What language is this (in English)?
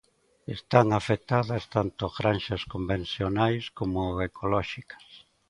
Galician